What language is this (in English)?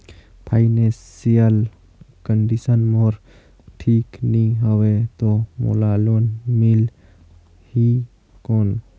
Chhattisgarhi